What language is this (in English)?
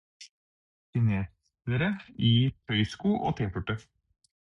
Norwegian Bokmål